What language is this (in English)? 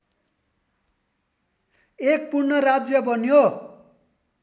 Nepali